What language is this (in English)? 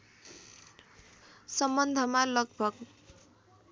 Nepali